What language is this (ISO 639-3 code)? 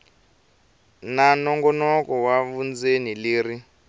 tso